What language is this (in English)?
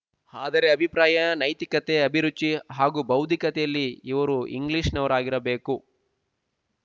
Kannada